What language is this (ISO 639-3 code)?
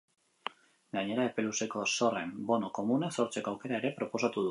eus